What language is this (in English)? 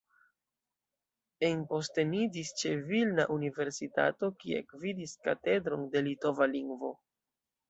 Esperanto